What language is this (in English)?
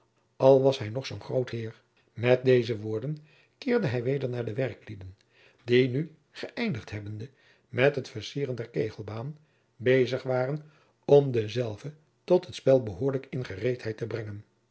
Dutch